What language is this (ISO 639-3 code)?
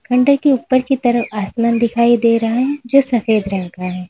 hin